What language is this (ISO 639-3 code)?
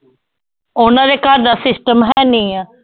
pan